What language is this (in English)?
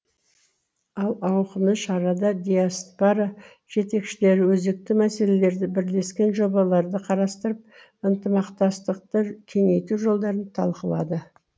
Kazakh